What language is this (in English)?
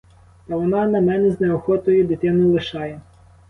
Ukrainian